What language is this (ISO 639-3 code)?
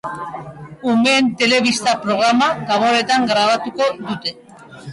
eus